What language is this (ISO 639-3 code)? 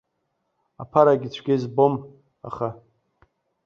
abk